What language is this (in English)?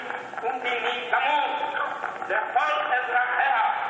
Hebrew